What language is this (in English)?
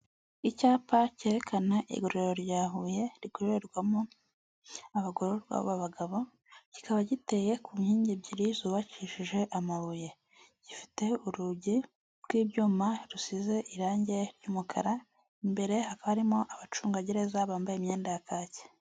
Kinyarwanda